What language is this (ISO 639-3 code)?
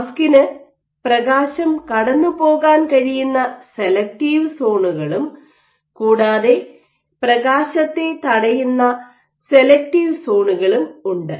mal